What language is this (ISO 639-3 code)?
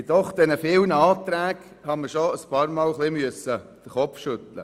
gsw